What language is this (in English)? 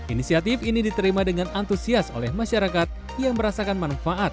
Indonesian